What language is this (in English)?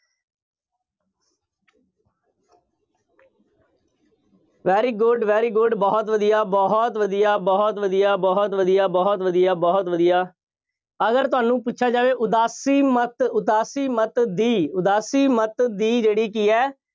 Punjabi